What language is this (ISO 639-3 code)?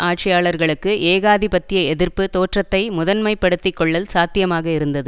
tam